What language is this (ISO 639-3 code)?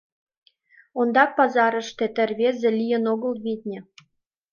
chm